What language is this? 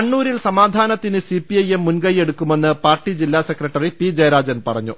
Malayalam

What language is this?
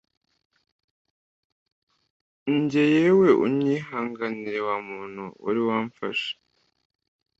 Kinyarwanda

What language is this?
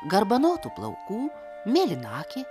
Lithuanian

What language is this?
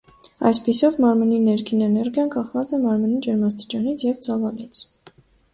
Armenian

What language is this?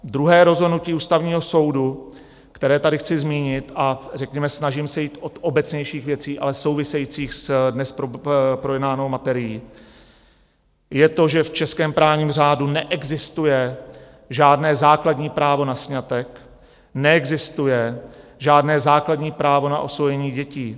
Czech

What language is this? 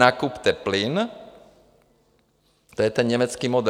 Czech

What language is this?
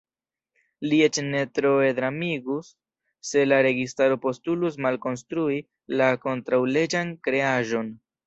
Esperanto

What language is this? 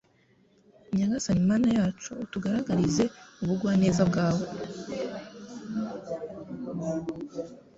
Kinyarwanda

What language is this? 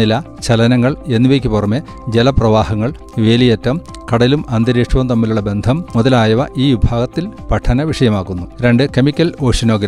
Malayalam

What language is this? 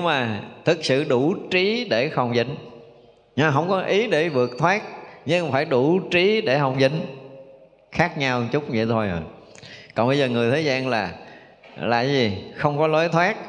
Vietnamese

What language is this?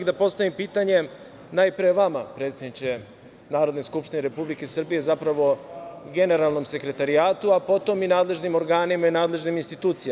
Serbian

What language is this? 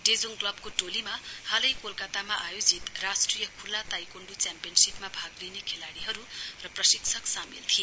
Nepali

